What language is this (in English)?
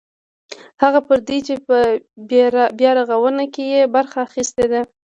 Pashto